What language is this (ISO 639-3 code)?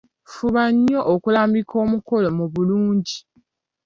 lug